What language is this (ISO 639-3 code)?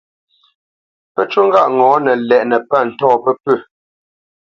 bce